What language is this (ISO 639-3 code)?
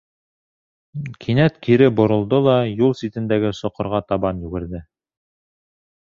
bak